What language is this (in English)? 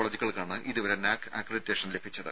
Malayalam